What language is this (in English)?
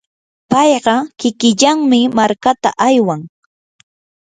Yanahuanca Pasco Quechua